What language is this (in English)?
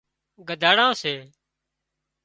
Wadiyara Koli